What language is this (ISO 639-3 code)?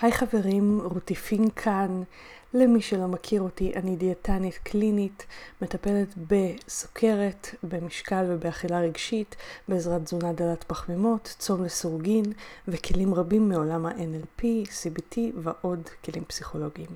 heb